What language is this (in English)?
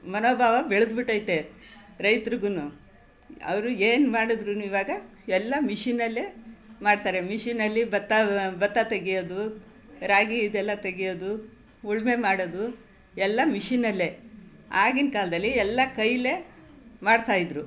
Kannada